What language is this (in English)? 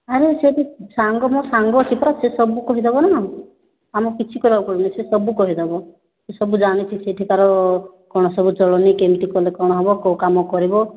Odia